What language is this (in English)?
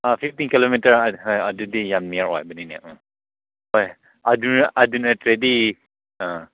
Manipuri